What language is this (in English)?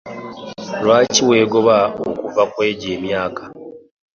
Ganda